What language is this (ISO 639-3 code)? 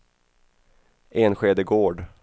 swe